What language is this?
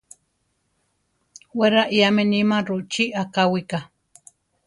Central Tarahumara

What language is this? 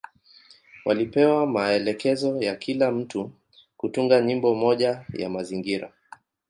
Swahili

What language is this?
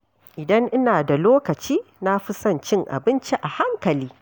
Hausa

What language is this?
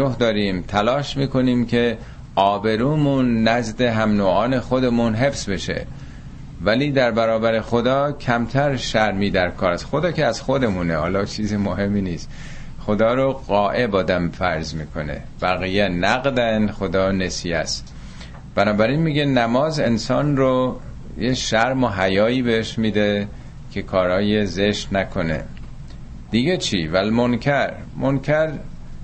Persian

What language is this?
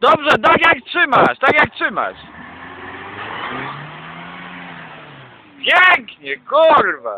Polish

